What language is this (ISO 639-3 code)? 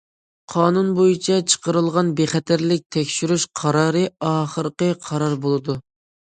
uig